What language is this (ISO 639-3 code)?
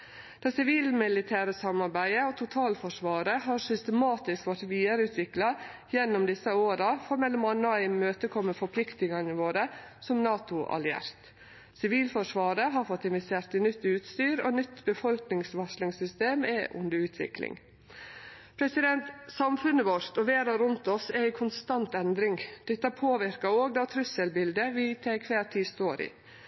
nno